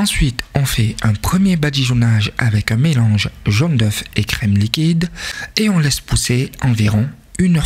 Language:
French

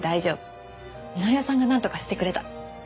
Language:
Japanese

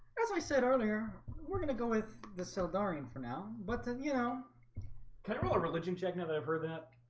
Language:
English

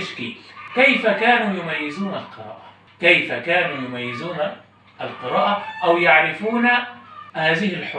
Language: Arabic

